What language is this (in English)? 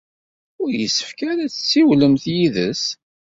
Kabyle